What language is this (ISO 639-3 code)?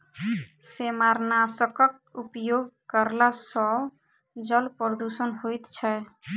mai